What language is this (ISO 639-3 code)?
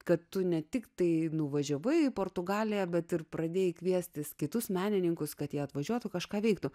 lit